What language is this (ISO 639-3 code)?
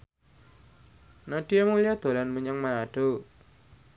jav